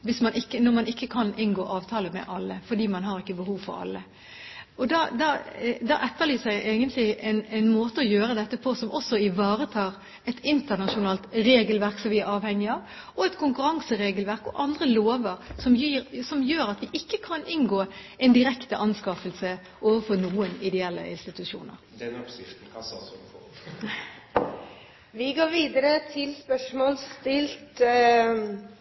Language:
Norwegian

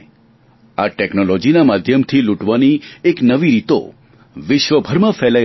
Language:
Gujarati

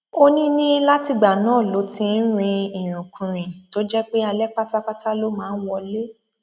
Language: Yoruba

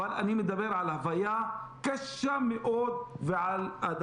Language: Hebrew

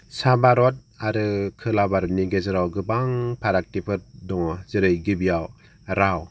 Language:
Bodo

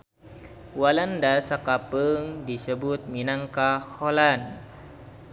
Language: Sundanese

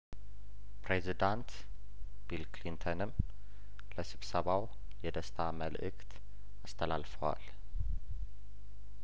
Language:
Amharic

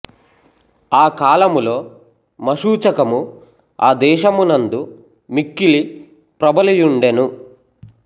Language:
Telugu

